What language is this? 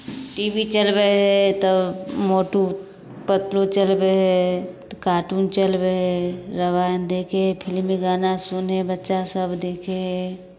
Maithili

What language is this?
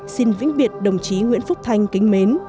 Vietnamese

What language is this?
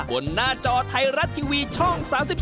Thai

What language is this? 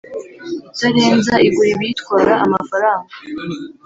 Kinyarwanda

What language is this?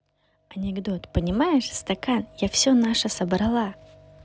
Russian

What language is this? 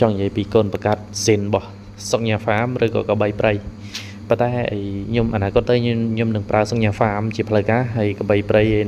Vietnamese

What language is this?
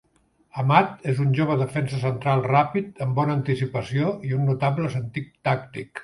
Catalan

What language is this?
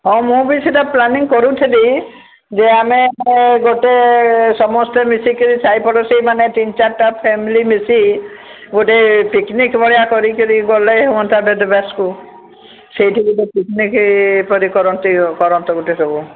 Odia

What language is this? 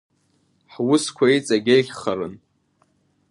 Abkhazian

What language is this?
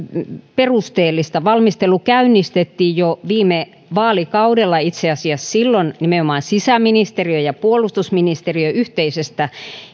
Finnish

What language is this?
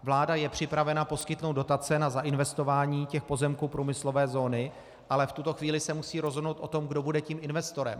Czech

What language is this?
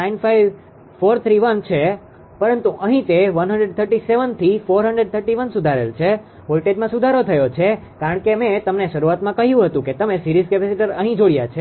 Gujarati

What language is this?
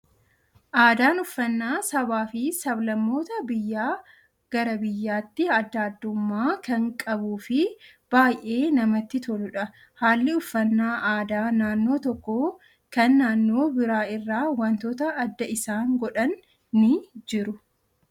Oromo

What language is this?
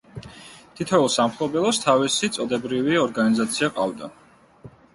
Georgian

